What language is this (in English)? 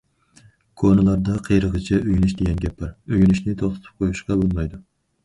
Uyghur